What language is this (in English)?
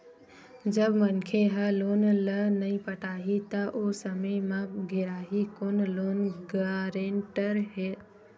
Chhattisgarhi